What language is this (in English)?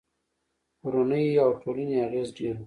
Pashto